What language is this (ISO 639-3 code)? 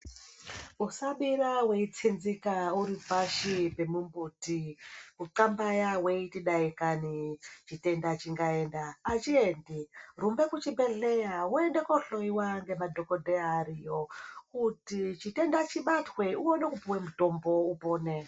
ndc